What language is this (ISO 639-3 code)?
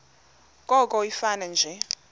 xho